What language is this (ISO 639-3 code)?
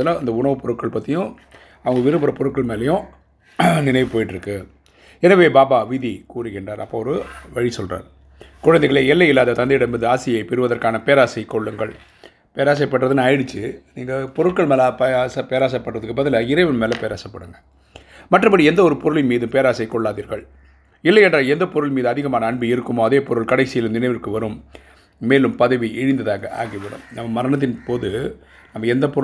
tam